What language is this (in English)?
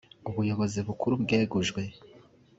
Kinyarwanda